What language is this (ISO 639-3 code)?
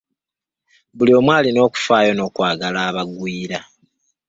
lug